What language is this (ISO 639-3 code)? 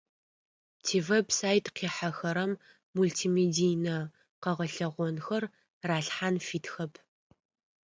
ady